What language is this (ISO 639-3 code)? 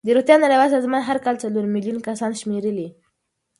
pus